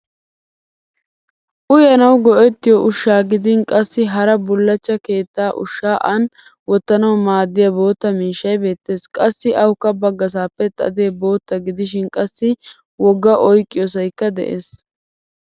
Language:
Wolaytta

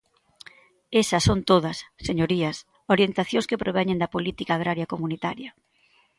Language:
Galician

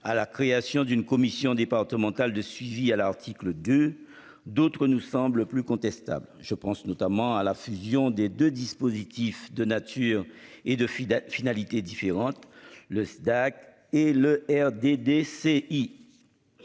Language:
French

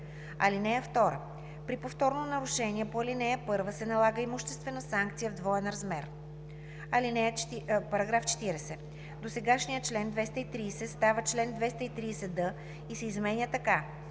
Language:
Bulgarian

